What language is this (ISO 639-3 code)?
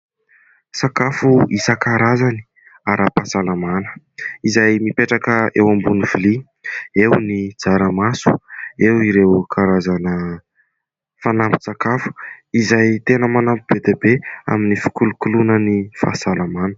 mlg